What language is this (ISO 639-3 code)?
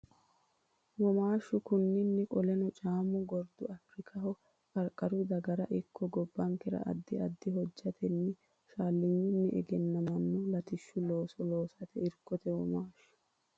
sid